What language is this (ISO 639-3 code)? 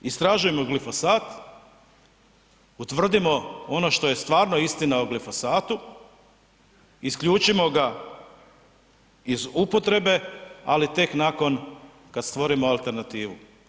hrv